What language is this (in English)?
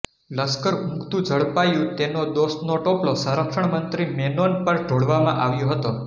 Gujarati